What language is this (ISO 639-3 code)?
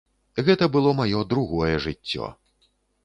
bel